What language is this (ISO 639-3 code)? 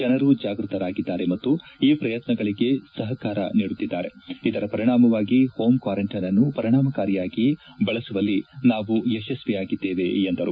kan